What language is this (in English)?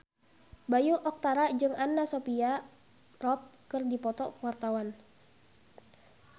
Sundanese